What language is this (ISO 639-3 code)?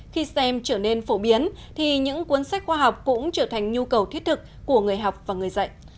vie